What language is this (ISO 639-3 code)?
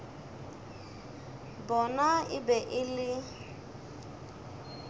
nso